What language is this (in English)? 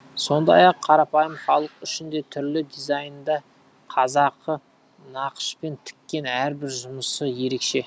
Kazakh